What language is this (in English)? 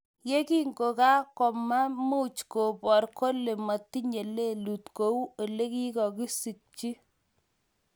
Kalenjin